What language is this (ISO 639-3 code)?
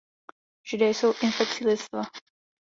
ces